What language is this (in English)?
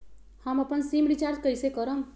Magahi